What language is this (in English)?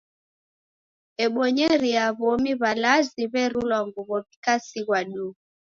Taita